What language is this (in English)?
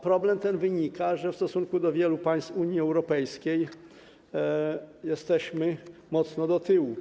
Polish